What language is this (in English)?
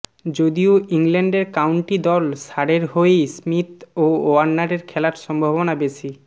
Bangla